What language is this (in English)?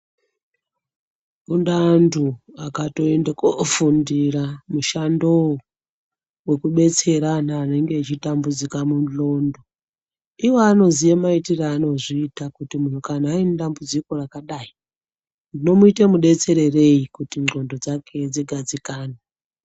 Ndau